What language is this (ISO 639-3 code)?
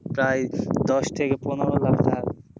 ben